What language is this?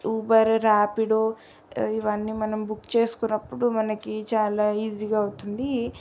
Telugu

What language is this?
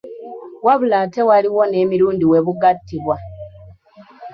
Ganda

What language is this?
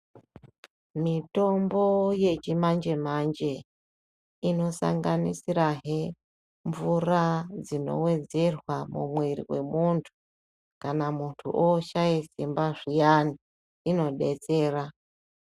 Ndau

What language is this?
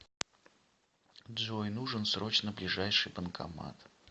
Russian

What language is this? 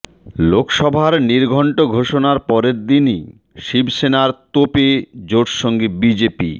Bangla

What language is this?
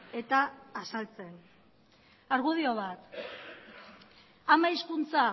Basque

